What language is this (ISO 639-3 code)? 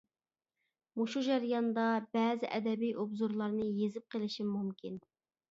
uig